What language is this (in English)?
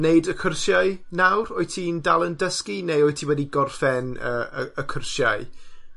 Welsh